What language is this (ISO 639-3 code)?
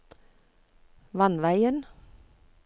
nor